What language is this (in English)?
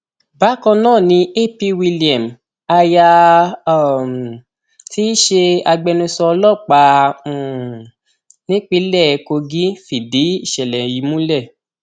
Yoruba